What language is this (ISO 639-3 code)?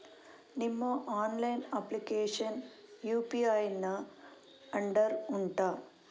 kan